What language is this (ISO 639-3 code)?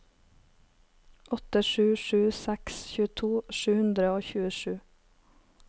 nor